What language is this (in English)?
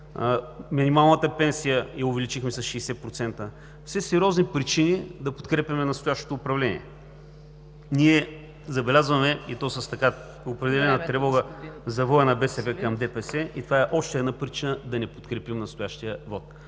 Bulgarian